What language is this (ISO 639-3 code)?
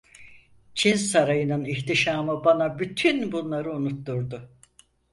tur